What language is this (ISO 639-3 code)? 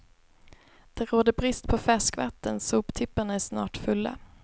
swe